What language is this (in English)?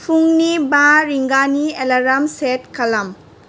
Bodo